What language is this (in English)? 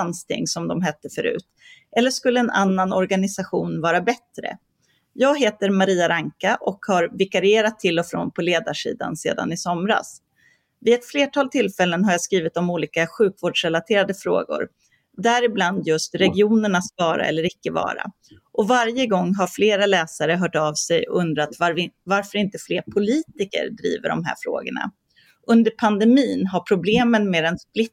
Swedish